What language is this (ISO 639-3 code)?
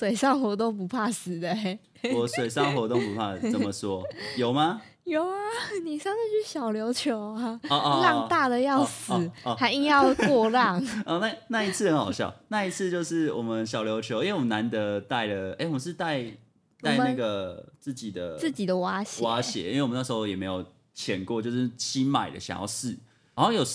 zho